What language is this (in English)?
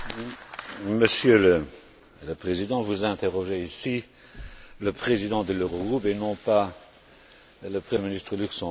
French